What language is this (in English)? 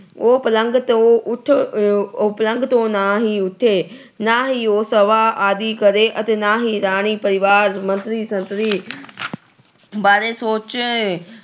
Punjabi